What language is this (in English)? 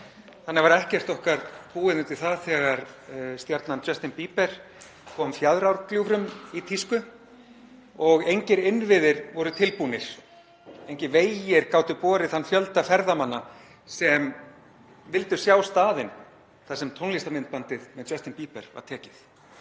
Icelandic